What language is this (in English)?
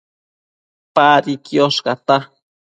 Matsés